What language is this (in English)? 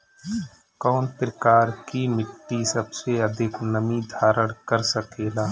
Bhojpuri